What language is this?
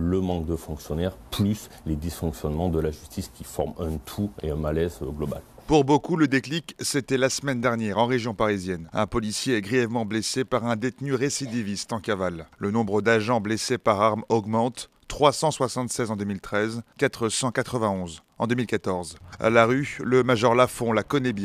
French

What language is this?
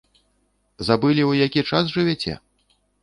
Belarusian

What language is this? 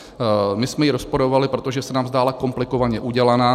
Czech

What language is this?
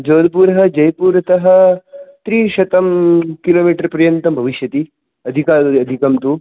Sanskrit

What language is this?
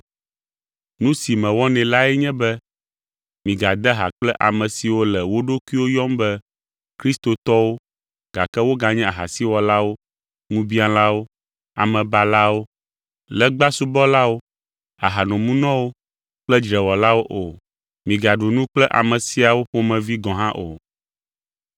Ewe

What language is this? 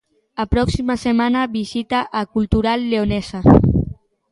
Galician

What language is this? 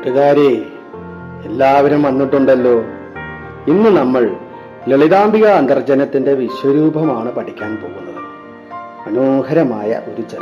Malayalam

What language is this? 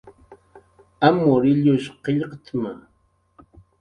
Jaqaru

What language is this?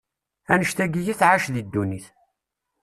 Kabyle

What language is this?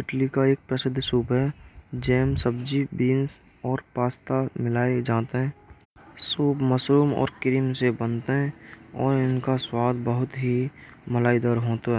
Braj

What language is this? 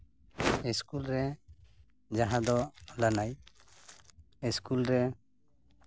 Santali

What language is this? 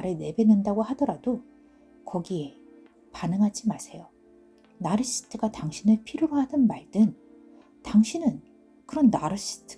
Korean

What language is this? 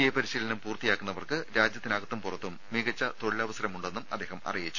Malayalam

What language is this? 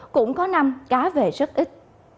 Vietnamese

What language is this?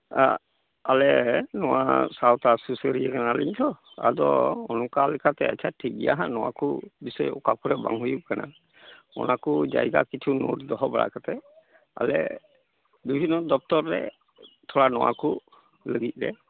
Santali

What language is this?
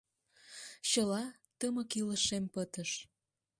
Mari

